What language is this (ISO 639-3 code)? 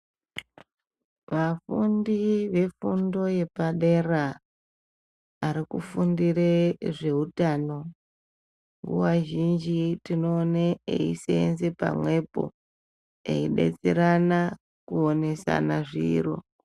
ndc